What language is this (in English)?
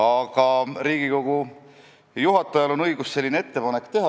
Estonian